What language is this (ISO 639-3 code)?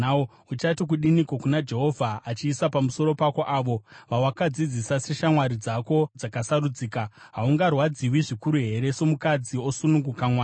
sna